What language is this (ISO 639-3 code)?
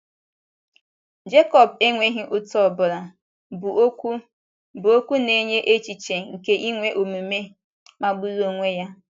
ibo